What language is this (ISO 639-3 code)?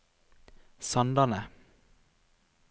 nor